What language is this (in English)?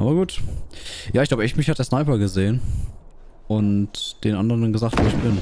German